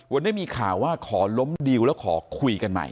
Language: Thai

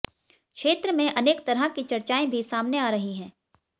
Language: Hindi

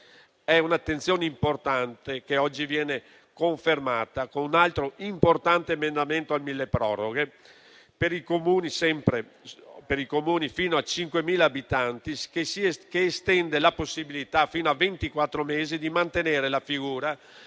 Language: Italian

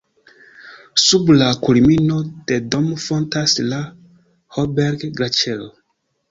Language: Esperanto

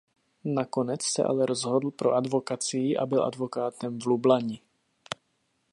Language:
Czech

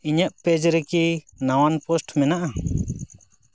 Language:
Santali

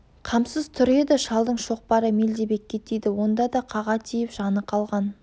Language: Kazakh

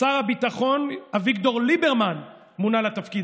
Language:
Hebrew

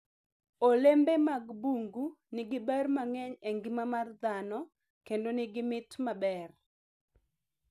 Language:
Luo (Kenya and Tanzania)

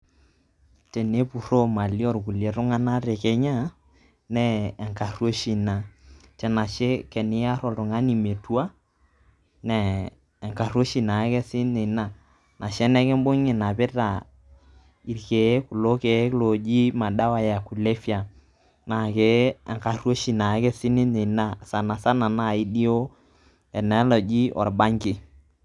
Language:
Masai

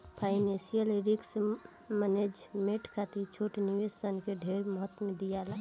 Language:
Bhojpuri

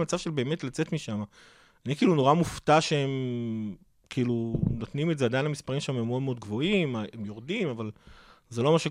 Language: Hebrew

